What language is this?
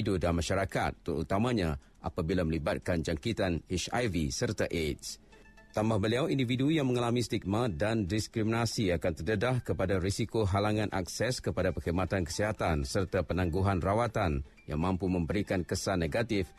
Malay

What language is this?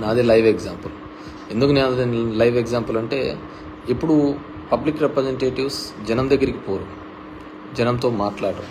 Telugu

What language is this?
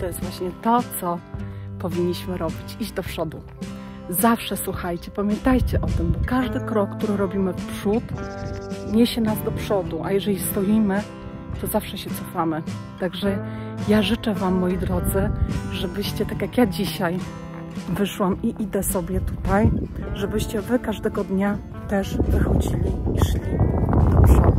Polish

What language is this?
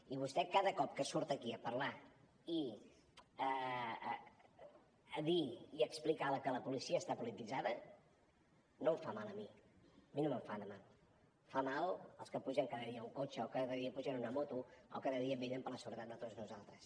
Catalan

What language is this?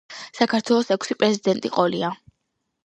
Georgian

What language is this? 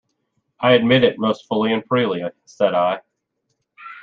English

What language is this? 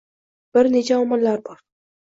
Uzbek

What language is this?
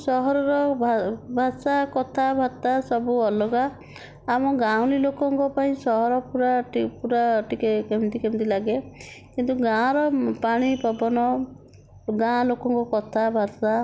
Odia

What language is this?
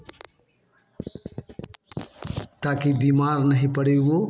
Hindi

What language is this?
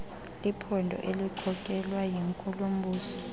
Xhosa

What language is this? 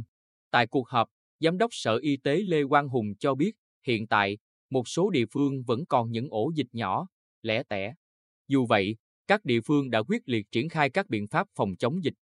Vietnamese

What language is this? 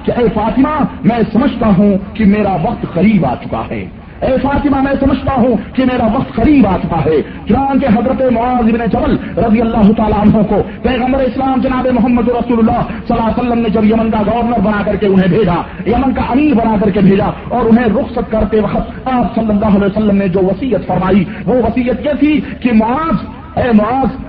Urdu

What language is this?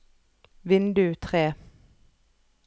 Norwegian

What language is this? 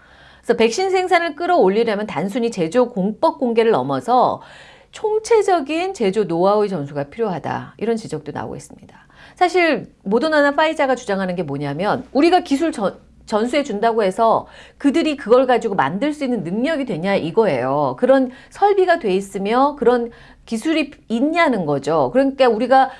Korean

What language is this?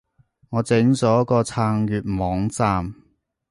Cantonese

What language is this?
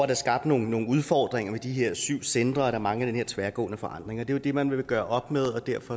Danish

